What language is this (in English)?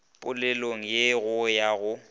Northern Sotho